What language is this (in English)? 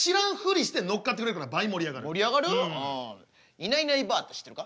Japanese